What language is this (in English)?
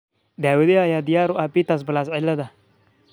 Somali